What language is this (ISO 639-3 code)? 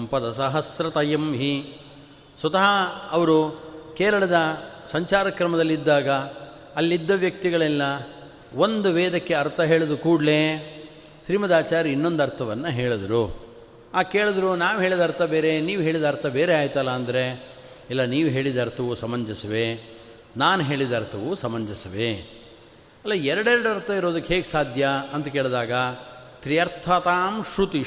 kan